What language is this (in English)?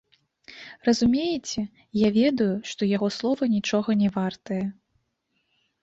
Belarusian